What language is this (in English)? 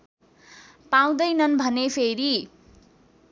Nepali